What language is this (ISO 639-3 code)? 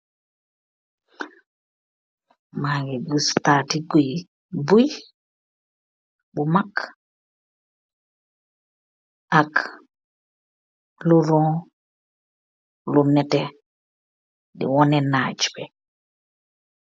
wol